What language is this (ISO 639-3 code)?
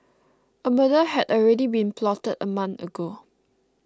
eng